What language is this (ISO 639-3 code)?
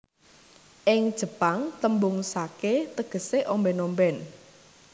jav